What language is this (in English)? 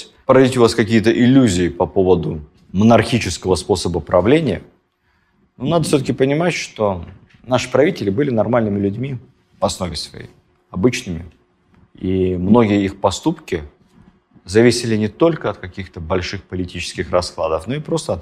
Russian